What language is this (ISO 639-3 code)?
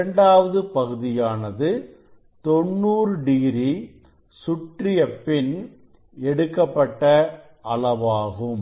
tam